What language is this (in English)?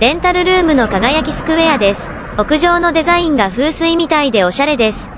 Japanese